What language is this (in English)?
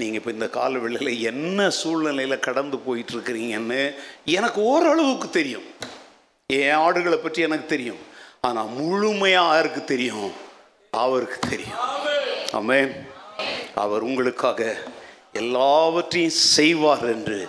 Tamil